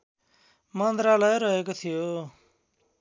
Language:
Nepali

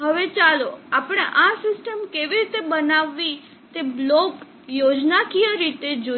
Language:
Gujarati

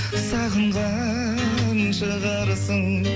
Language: Kazakh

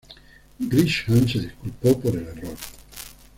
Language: Spanish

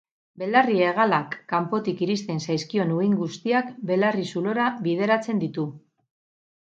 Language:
Basque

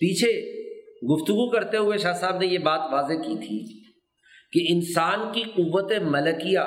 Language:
Urdu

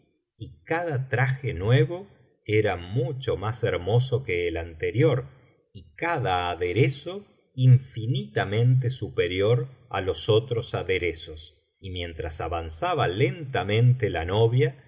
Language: Spanish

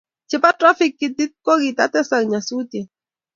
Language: Kalenjin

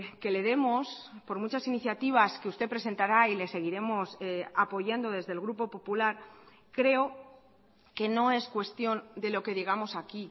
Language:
Spanish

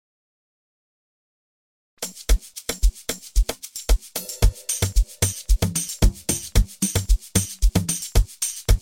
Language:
English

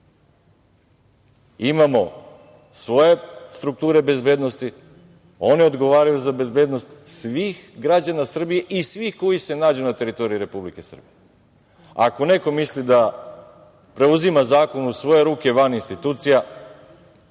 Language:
Serbian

